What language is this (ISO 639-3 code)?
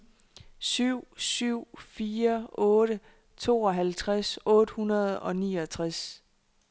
dan